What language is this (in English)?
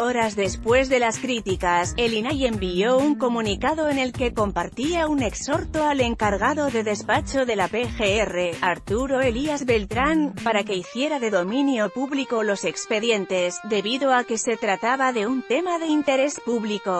Spanish